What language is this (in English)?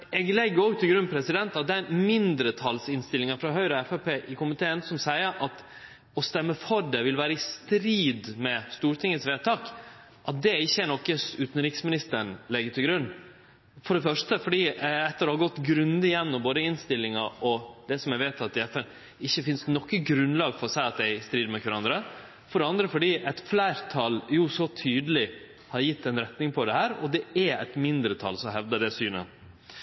Norwegian Nynorsk